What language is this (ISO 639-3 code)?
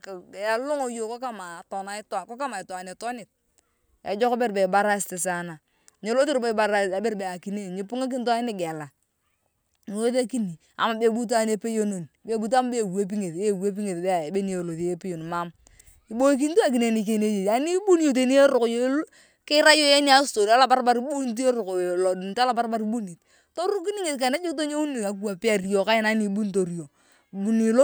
tuv